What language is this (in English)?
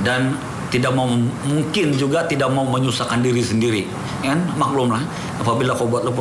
Malay